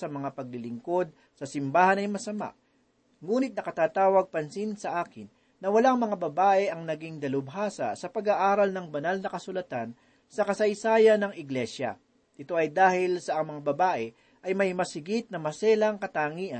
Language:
Filipino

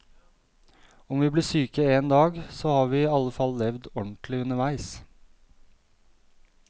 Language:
Norwegian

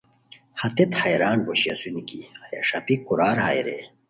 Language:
Khowar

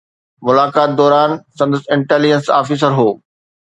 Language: Sindhi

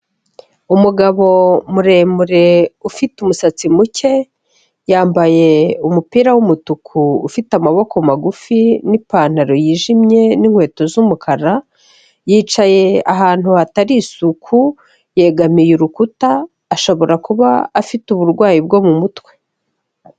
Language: Kinyarwanda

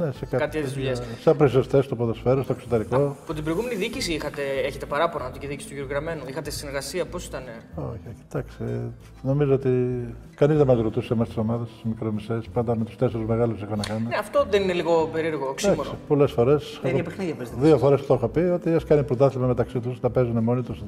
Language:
Greek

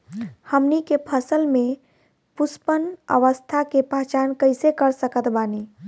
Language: Bhojpuri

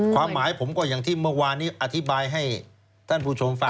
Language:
Thai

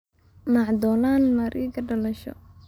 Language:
Somali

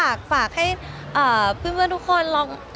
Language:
Thai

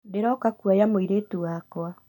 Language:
Kikuyu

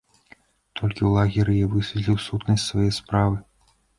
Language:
Belarusian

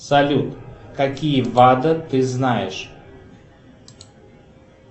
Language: Russian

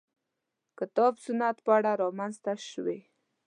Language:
Pashto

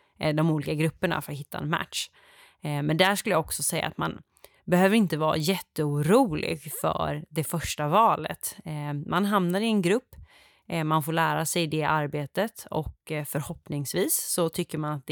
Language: Swedish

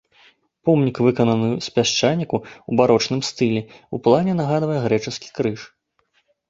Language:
Belarusian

